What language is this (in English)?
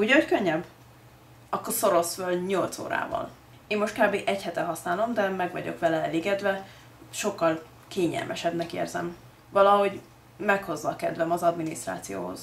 Hungarian